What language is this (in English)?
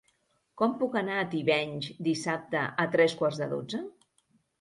Catalan